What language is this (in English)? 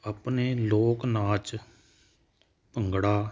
Punjabi